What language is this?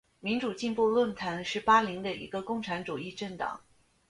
Chinese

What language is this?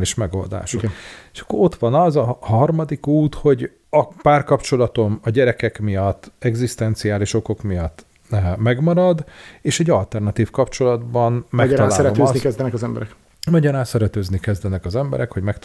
Hungarian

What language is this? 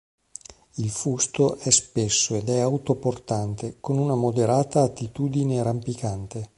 Italian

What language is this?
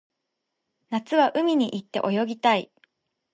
Japanese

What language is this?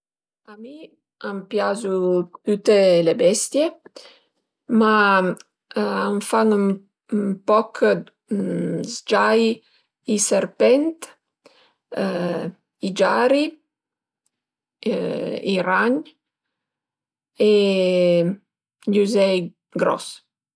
Piedmontese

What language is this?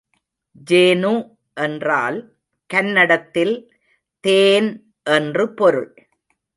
Tamil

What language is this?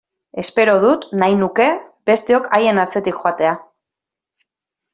Basque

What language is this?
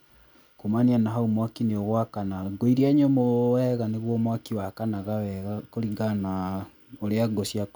Kikuyu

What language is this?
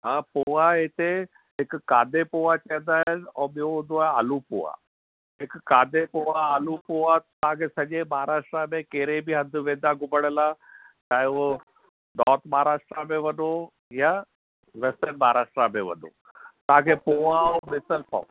Sindhi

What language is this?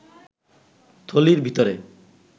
Bangla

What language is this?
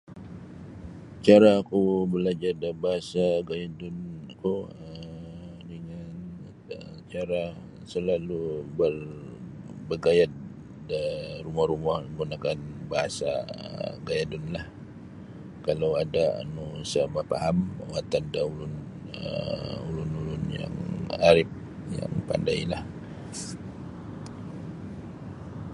Sabah Bisaya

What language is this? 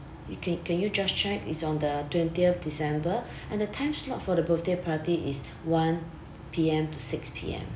English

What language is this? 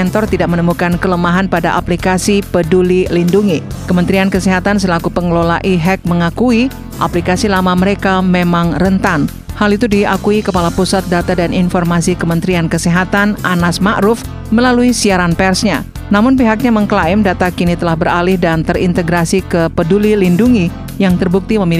Indonesian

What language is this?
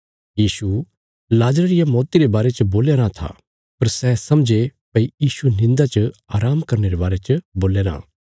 Bilaspuri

